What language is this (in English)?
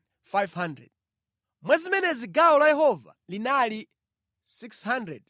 Nyanja